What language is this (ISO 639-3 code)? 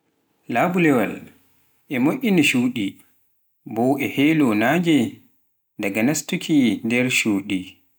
fuf